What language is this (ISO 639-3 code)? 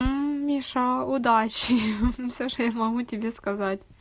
rus